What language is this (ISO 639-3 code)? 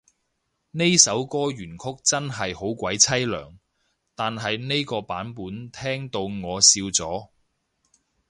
yue